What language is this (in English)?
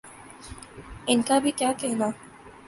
Urdu